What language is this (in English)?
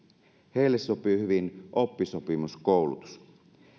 Finnish